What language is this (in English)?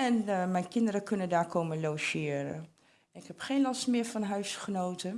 Dutch